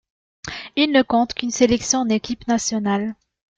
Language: French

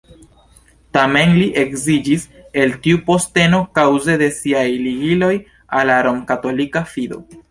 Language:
Esperanto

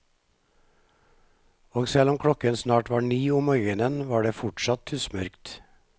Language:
Norwegian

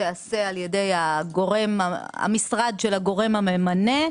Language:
Hebrew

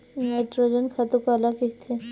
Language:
Chhattisgarhi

